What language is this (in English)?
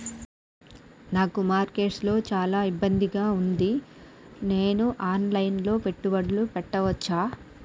Telugu